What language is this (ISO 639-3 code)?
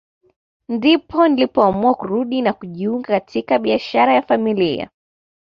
swa